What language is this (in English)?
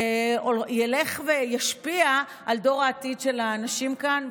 Hebrew